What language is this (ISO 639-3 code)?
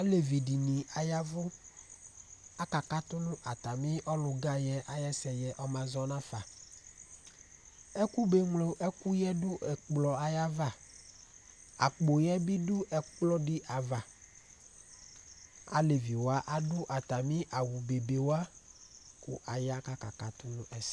kpo